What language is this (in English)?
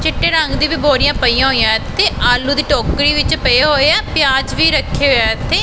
Punjabi